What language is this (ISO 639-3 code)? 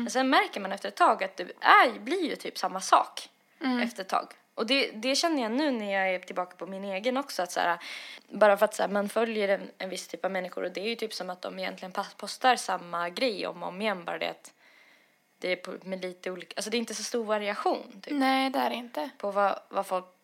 swe